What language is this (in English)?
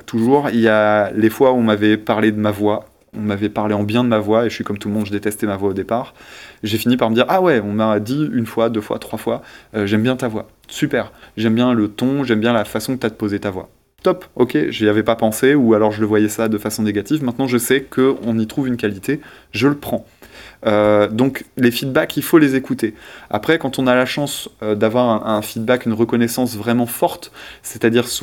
French